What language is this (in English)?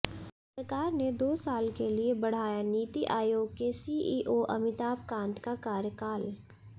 Hindi